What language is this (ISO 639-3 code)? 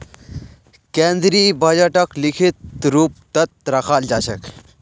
mag